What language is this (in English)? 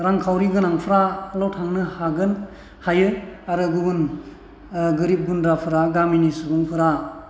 Bodo